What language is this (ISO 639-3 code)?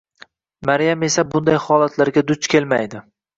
uzb